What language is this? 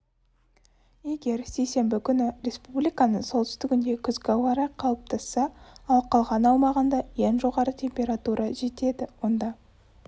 Kazakh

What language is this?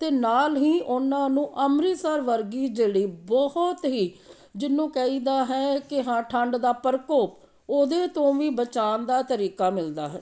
Punjabi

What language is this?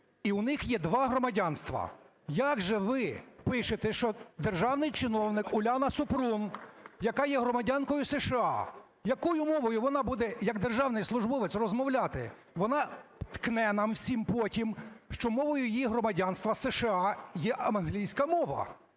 Ukrainian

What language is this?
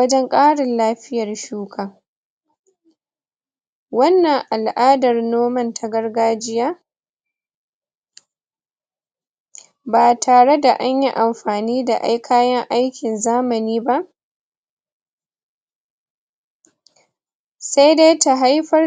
Hausa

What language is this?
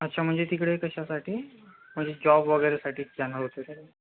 Marathi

